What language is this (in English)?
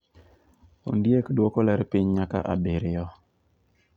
Luo (Kenya and Tanzania)